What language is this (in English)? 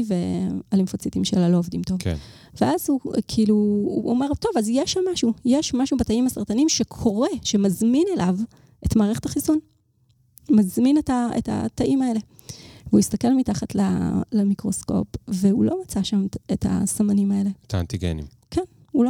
Hebrew